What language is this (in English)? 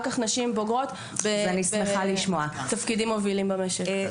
Hebrew